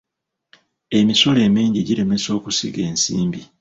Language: Ganda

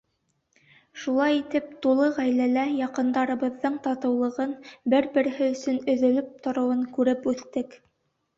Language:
Bashkir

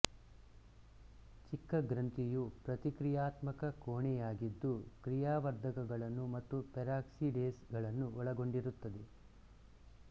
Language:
Kannada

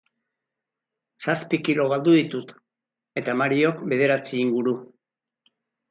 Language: Basque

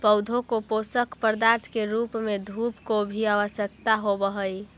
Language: Magahi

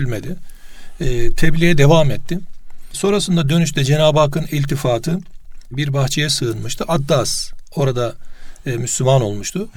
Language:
Turkish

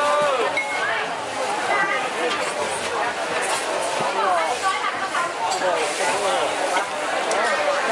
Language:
Spanish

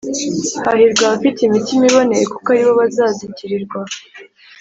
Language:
Kinyarwanda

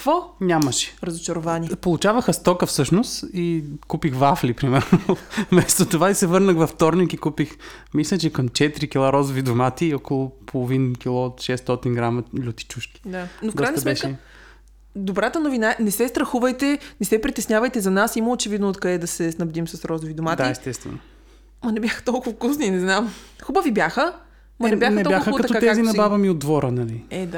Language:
Bulgarian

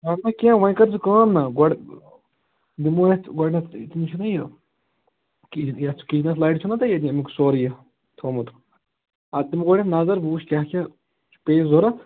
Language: Kashmiri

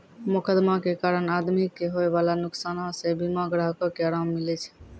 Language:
Maithili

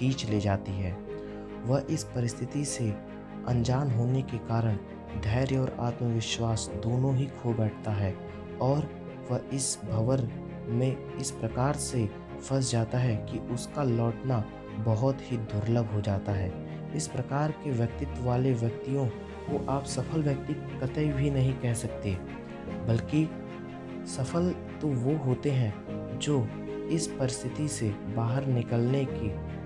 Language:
Hindi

